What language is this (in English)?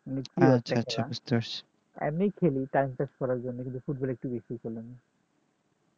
Bangla